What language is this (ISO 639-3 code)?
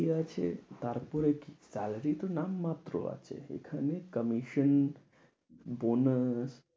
ben